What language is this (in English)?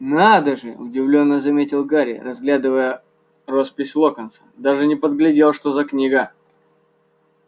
Russian